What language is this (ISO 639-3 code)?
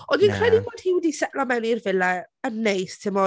cym